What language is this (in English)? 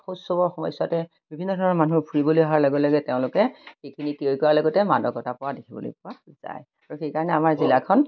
Assamese